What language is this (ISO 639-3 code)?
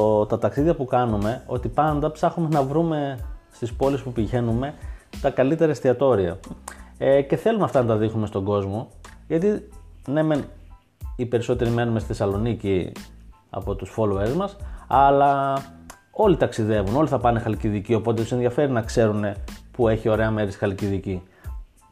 ell